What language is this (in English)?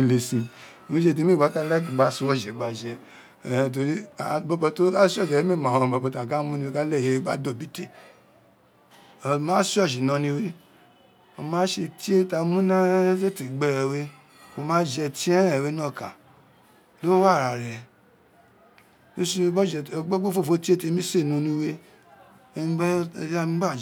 Isekiri